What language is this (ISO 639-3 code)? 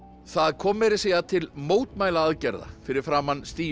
isl